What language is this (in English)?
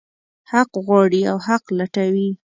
Pashto